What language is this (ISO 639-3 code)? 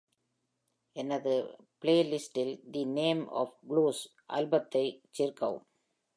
tam